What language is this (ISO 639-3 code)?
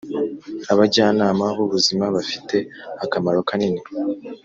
kin